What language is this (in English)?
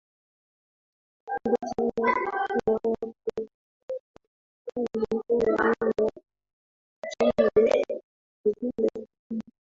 Swahili